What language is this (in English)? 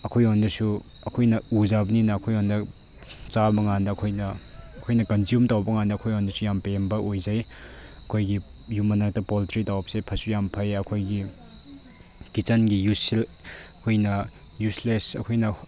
Manipuri